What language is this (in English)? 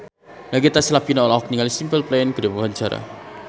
Sundanese